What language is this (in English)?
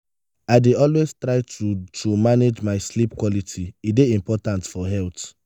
Nigerian Pidgin